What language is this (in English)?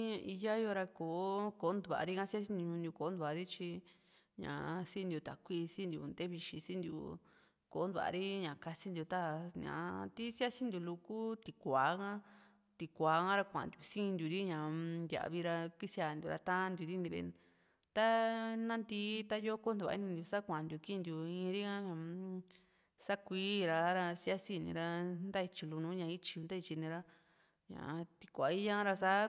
Juxtlahuaca Mixtec